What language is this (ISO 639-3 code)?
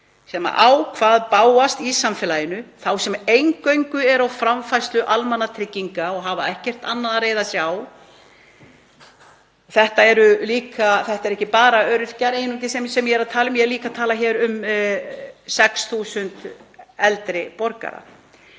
isl